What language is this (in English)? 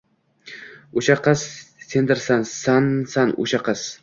Uzbek